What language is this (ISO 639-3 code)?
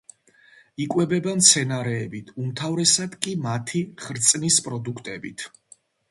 kat